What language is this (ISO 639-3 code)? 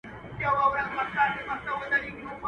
pus